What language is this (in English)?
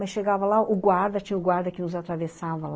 Portuguese